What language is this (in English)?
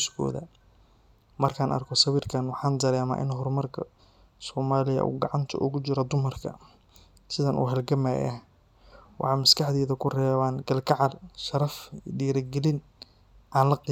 Somali